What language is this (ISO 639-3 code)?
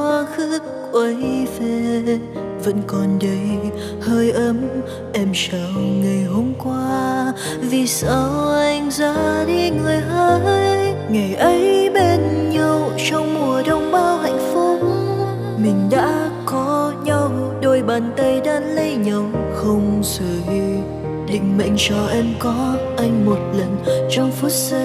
vie